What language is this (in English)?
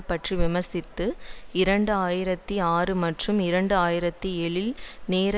Tamil